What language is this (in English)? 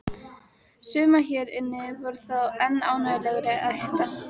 Icelandic